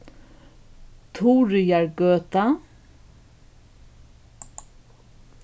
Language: Faroese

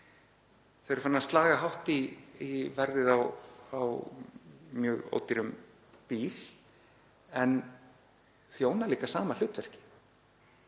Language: Icelandic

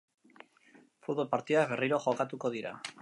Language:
Basque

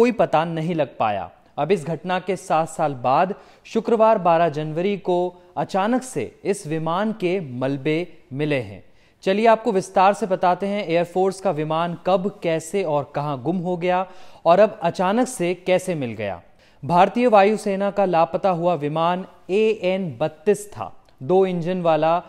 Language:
Hindi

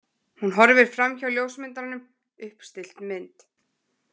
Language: Icelandic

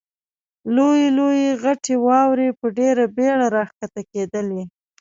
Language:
Pashto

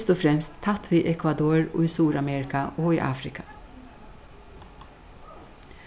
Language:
Faroese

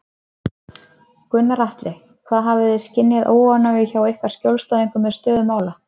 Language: Icelandic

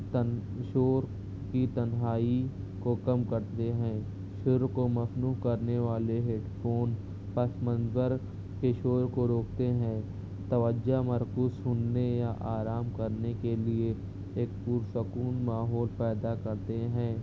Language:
Urdu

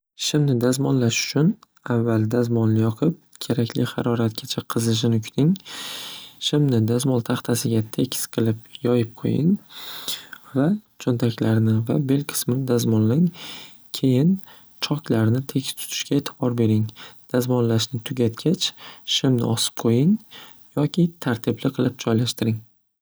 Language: Uzbek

